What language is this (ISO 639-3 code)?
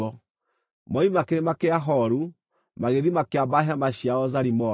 kik